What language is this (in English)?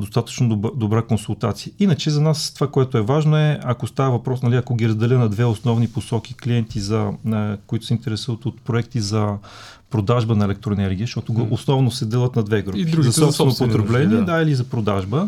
Bulgarian